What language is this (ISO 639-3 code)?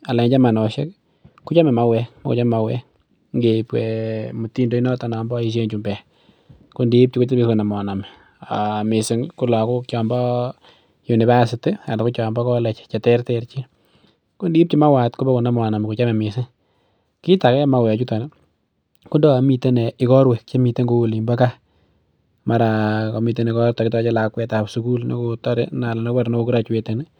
kln